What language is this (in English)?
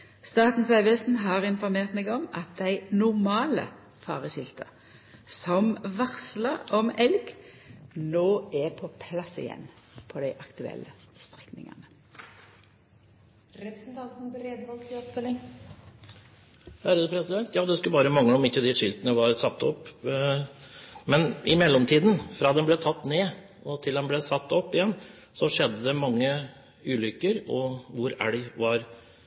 Norwegian